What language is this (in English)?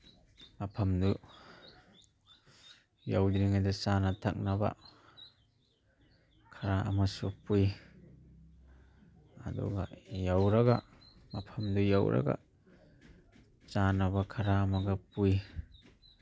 Manipuri